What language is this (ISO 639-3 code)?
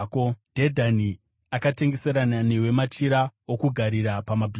sna